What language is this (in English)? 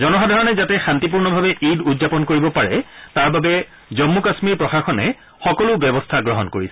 Assamese